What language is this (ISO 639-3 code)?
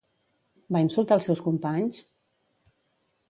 cat